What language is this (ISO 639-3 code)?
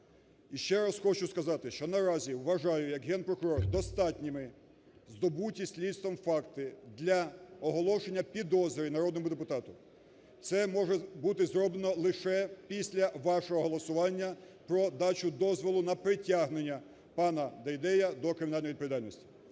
ukr